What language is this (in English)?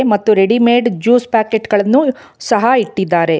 Kannada